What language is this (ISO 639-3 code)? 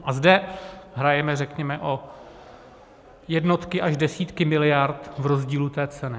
ces